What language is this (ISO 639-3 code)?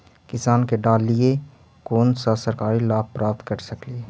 mag